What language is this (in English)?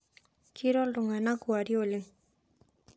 Masai